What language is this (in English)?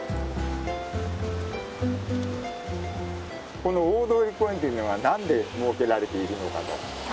Japanese